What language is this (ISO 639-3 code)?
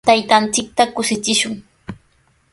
qws